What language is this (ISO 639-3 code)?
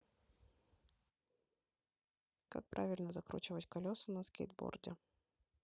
rus